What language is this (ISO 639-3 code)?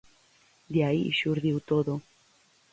glg